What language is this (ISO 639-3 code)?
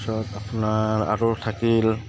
asm